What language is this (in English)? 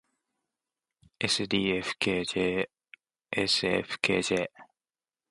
Japanese